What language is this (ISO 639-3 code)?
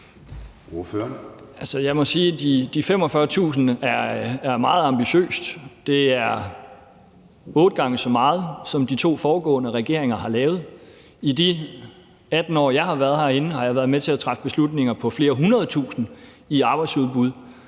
dan